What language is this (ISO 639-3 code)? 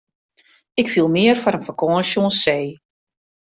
fry